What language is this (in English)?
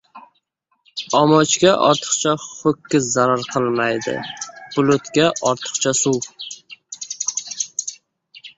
Uzbek